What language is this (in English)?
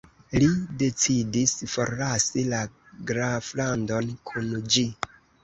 Esperanto